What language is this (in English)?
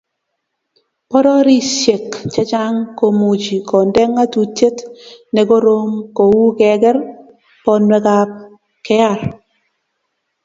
Kalenjin